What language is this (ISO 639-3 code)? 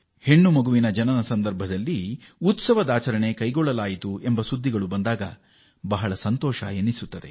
kan